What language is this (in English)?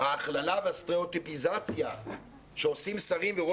Hebrew